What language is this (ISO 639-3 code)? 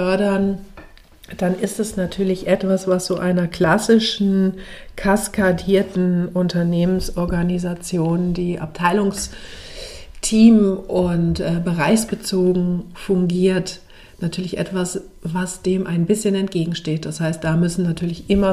deu